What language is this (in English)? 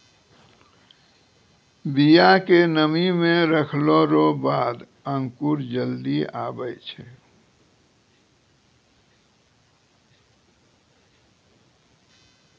Maithili